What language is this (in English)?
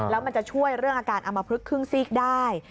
Thai